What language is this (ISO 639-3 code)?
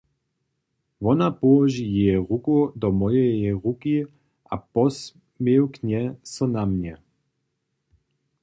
hsb